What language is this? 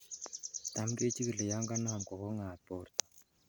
Kalenjin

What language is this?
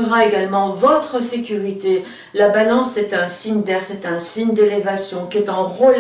French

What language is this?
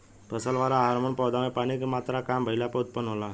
Bhojpuri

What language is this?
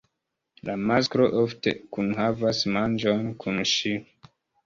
Esperanto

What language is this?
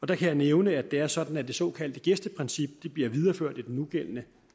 Danish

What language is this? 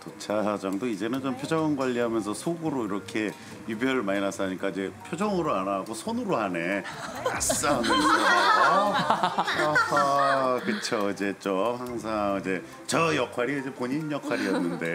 Korean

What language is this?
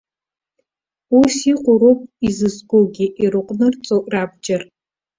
Abkhazian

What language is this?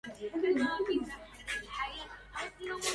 Arabic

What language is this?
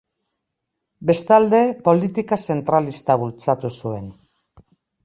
Basque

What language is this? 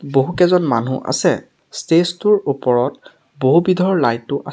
Assamese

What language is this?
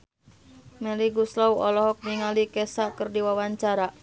Sundanese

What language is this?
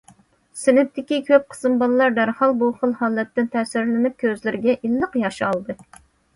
Uyghur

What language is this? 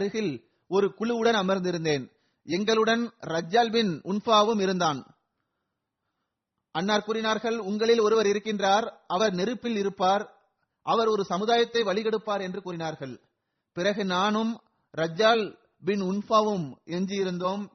Tamil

